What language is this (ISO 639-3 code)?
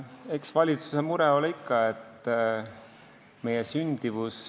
est